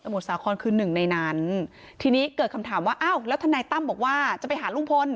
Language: Thai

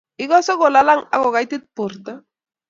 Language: Kalenjin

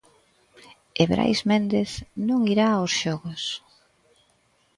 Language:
Galician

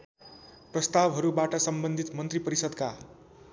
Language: Nepali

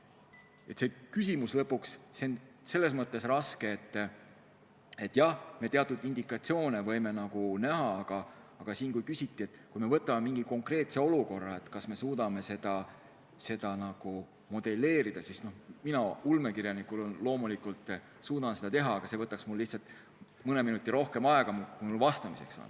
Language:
Estonian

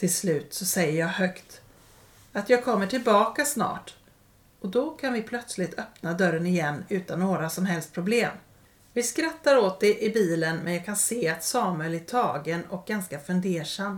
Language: Swedish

